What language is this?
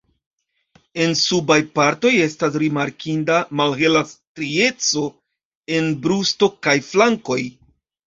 Esperanto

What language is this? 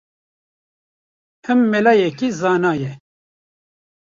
Kurdish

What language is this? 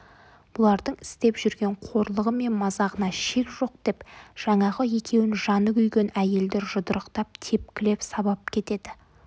Kazakh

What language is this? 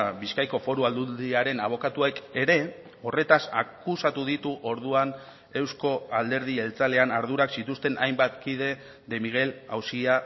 Basque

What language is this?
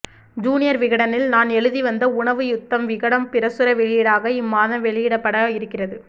Tamil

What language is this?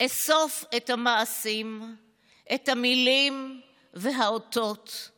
Hebrew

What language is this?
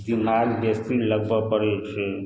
Maithili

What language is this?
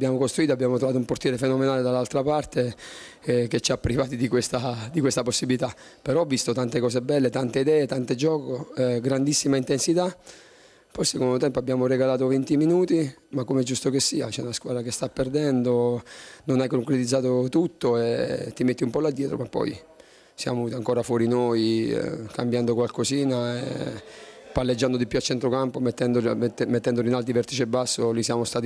Italian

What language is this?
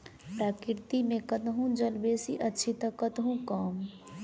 Maithili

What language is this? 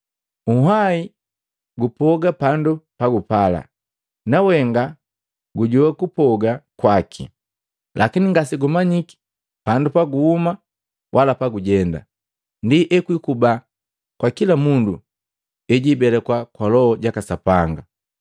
Matengo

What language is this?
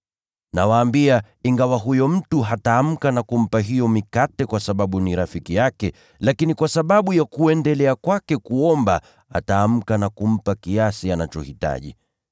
Swahili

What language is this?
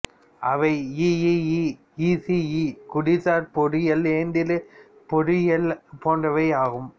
Tamil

